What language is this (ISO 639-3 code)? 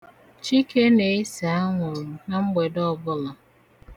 ibo